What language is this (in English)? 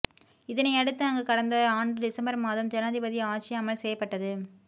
Tamil